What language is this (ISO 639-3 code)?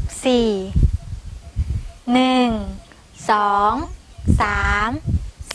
tha